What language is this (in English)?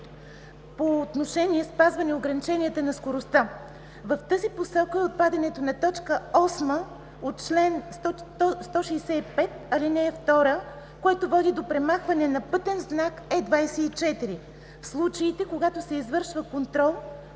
Bulgarian